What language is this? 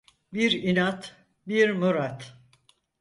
Turkish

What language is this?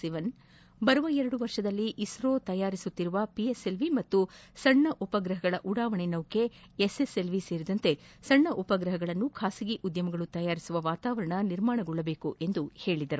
Kannada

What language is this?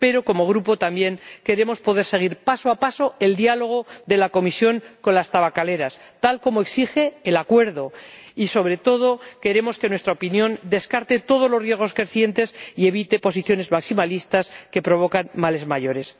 Spanish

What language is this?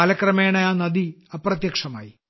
Malayalam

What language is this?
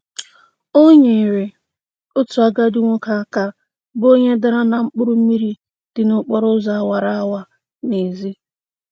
Igbo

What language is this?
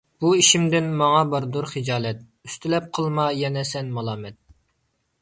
Uyghur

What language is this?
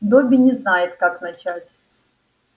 Russian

